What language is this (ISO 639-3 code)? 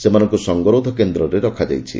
ori